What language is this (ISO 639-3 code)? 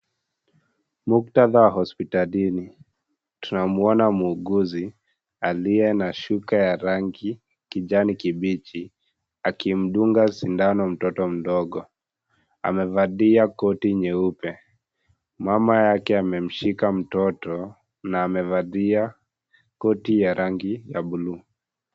swa